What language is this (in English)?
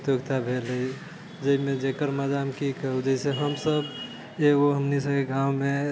Maithili